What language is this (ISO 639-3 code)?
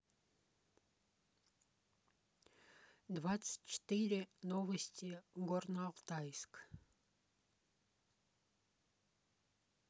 rus